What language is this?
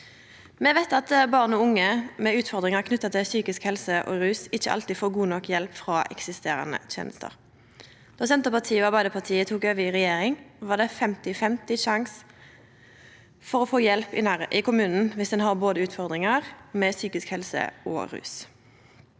Norwegian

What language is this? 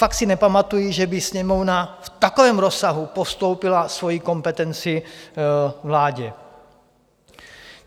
Czech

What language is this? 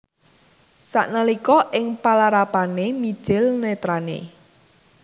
Javanese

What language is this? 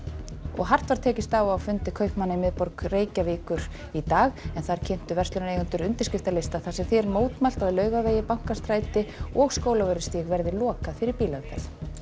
Icelandic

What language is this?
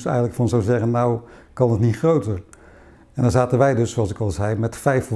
Dutch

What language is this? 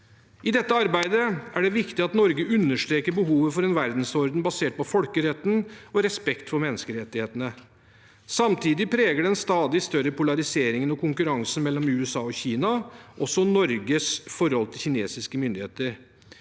Norwegian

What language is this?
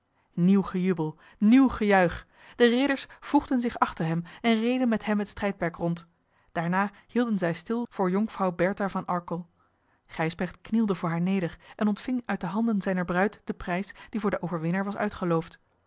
Dutch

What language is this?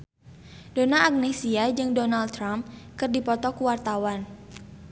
Sundanese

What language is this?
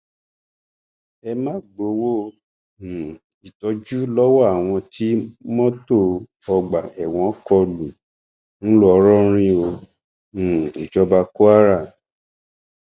Yoruba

